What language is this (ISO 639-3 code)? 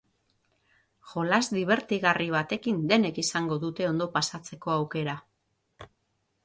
eus